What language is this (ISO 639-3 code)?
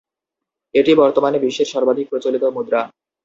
ben